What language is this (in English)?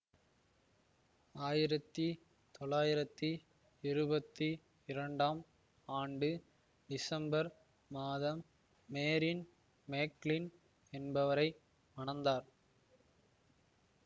Tamil